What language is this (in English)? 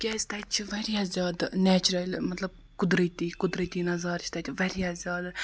Kashmiri